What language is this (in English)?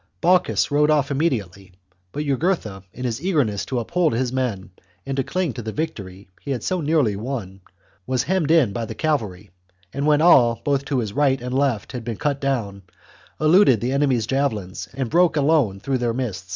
English